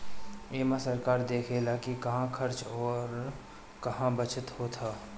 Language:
Bhojpuri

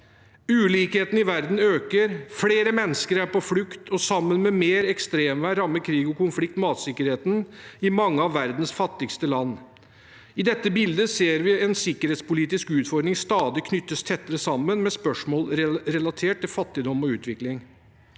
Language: Norwegian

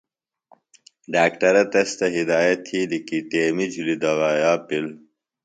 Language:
Phalura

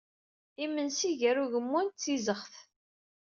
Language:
Kabyle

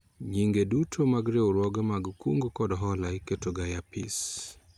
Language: Luo (Kenya and Tanzania)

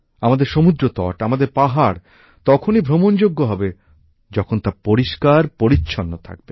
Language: Bangla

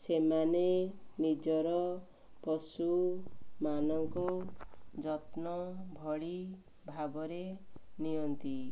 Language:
Odia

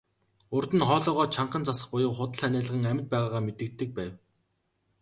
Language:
Mongolian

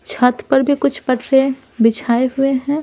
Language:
Hindi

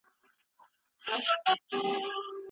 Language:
Pashto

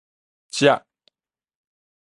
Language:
Min Nan Chinese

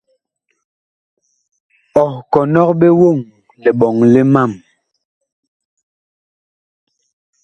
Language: Bakoko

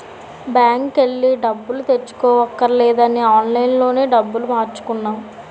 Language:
Telugu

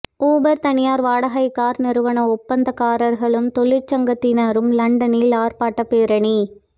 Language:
Tamil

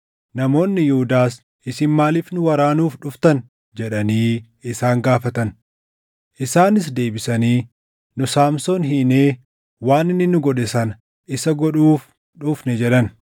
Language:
Oromo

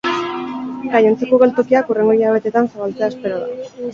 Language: Basque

